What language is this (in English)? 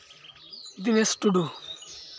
Santali